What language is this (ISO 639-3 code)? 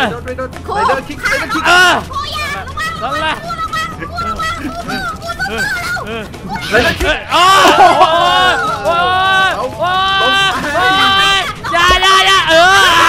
tha